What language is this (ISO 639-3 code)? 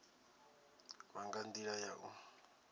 ven